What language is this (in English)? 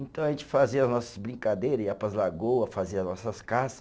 Portuguese